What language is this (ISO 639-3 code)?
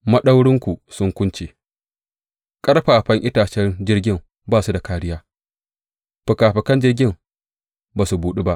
hau